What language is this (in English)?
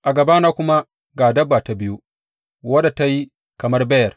Hausa